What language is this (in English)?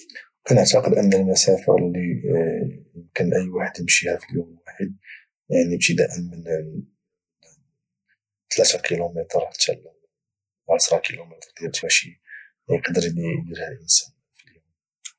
Moroccan Arabic